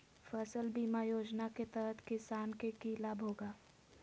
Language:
Magahi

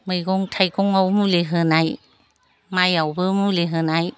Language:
Bodo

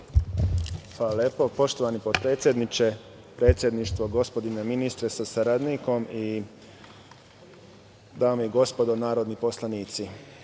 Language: Serbian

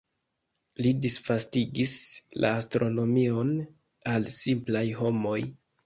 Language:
Esperanto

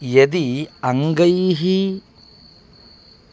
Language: Sanskrit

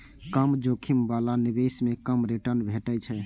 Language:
Maithili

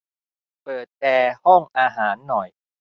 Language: Thai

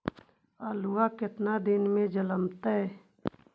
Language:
Magahi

